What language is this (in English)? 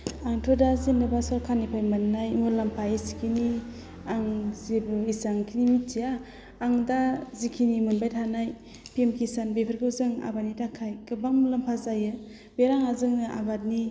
Bodo